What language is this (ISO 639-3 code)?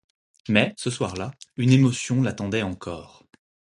fra